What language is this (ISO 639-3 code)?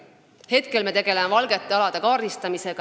est